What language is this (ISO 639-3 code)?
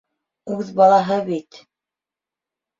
bak